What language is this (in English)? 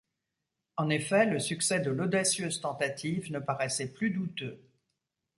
French